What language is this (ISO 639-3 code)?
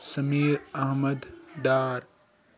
kas